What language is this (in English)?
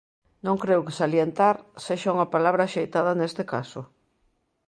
Galician